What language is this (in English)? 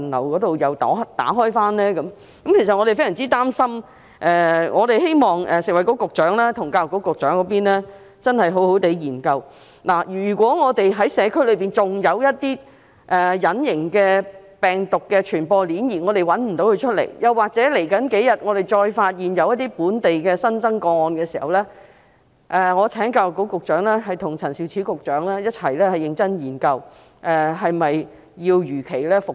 Cantonese